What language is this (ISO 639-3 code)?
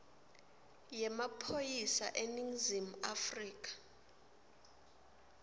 ssw